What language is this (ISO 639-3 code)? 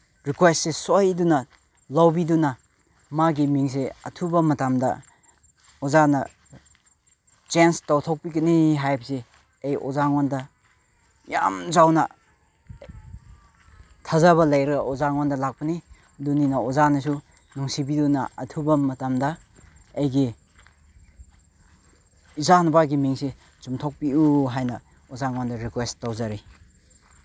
mni